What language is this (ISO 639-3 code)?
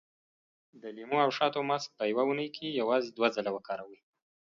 pus